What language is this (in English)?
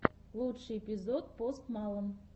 Russian